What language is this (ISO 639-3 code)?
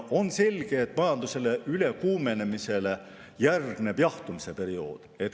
est